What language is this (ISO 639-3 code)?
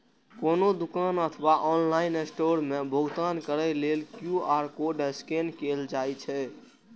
mai